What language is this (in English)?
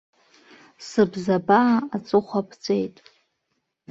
Abkhazian